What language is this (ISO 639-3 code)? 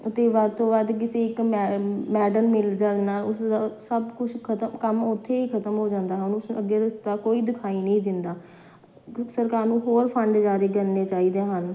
pan